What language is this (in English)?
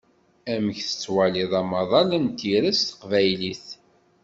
Kabyle